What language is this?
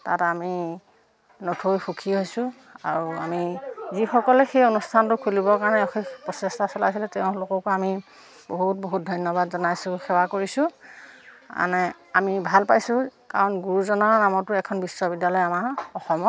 Assamese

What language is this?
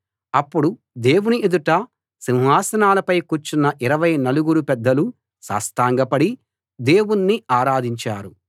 Telugu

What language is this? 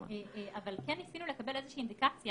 Hebrew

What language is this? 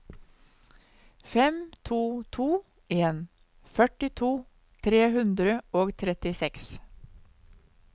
Norwegian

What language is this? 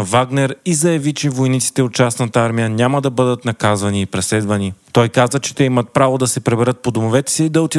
Bulgarian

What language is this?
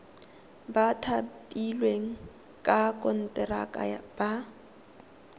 Tswana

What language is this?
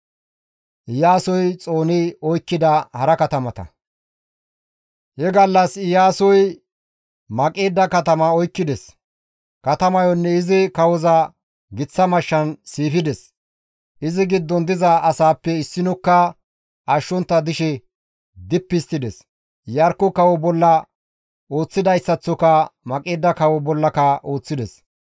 Gamo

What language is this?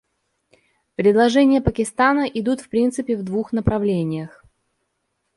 Russian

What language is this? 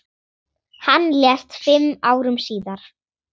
Icelandic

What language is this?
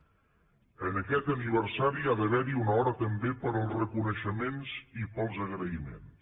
Catalan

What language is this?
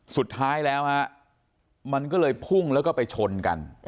Thai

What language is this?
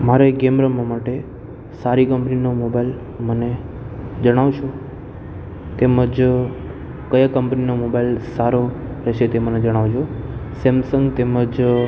Gujarati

